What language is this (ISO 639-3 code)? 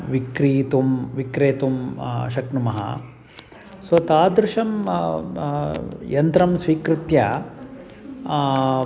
san